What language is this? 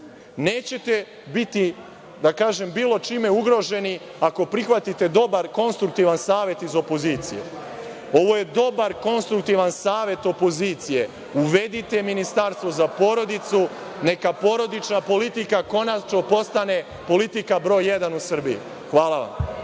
Serbian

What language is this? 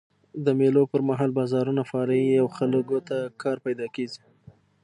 Pashto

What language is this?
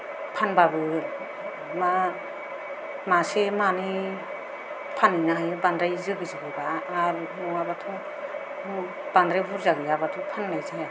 Bodo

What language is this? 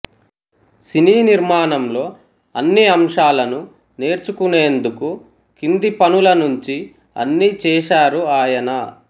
Telugu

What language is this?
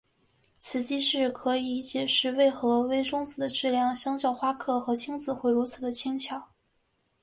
Chinese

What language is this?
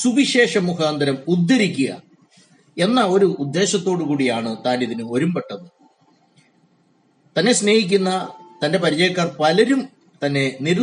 Malayalam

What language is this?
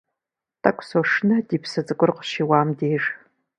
Kabardian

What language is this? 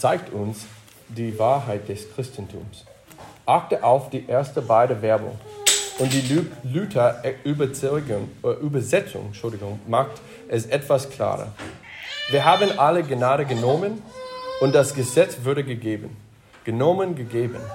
German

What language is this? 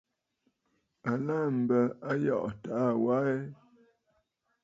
Bafut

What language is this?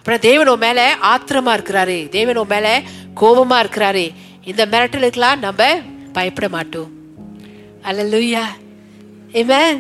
Tamil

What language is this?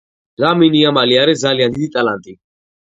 Georgian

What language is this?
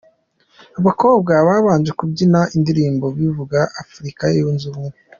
Kinyarwanda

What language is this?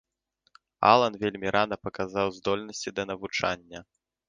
Belarusian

